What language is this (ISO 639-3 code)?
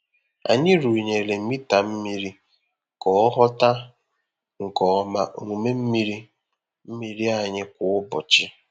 ibo